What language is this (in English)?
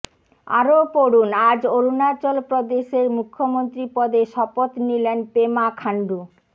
Bangla